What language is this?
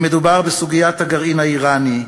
Hebrew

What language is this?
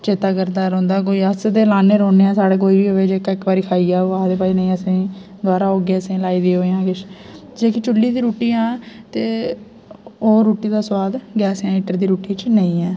Dogri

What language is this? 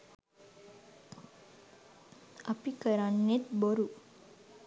Sinhala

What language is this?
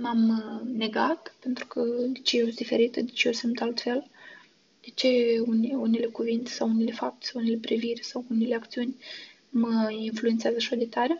Romanian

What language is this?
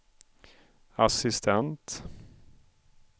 Swedish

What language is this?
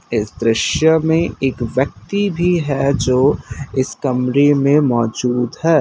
Hindi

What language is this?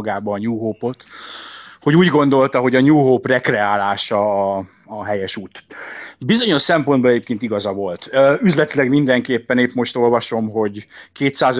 Hungarian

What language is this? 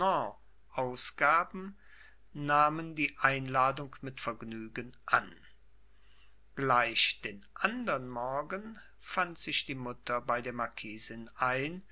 German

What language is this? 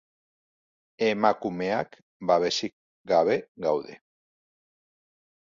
Basque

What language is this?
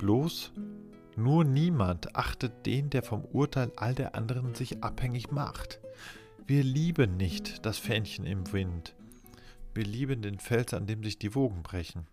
German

